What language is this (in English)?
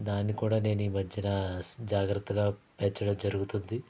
Telugu